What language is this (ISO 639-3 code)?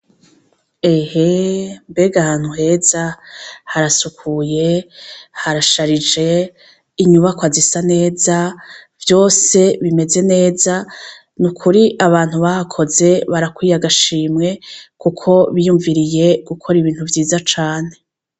run